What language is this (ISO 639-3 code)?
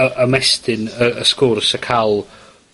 cym